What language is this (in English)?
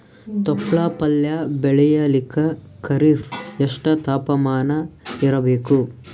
Kannada